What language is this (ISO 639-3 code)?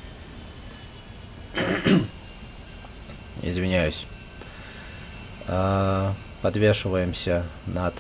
rus